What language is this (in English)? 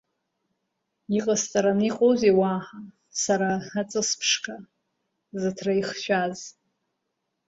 Abkhazian